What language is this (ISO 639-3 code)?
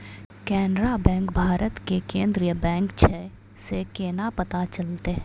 mai